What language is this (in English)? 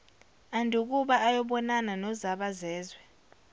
Zulu